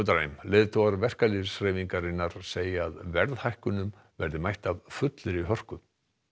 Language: Icelandic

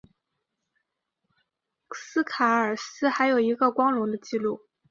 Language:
Chinese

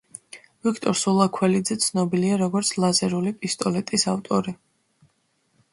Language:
Georgian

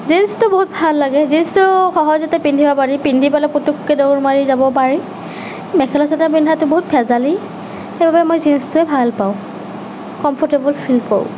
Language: Assamese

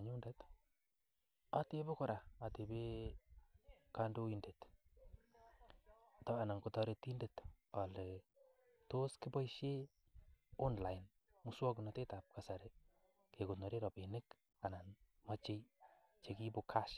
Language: Kalenjin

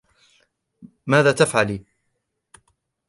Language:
Arabic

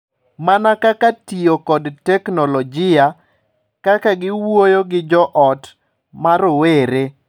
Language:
Luo (Kenya and Tanzania)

